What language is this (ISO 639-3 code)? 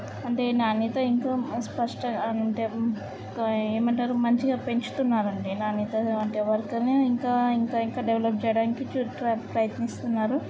tel